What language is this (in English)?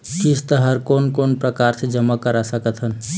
Chhattisgarhi